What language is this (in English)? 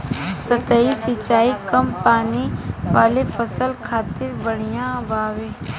Bhojpuri